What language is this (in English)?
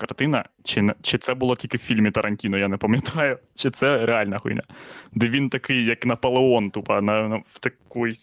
Ukrainian